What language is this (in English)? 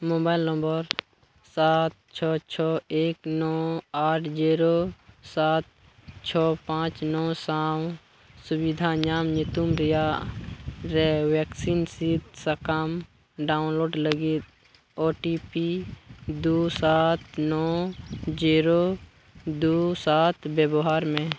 Santali